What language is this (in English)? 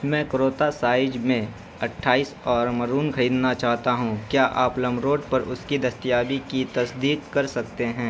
Urdu